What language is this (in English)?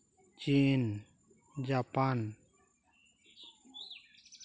Santali